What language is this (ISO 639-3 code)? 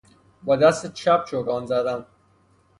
fas